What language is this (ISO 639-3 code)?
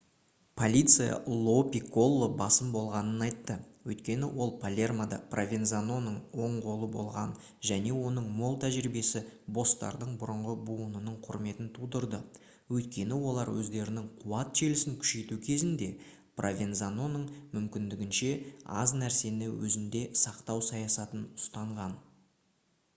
kaz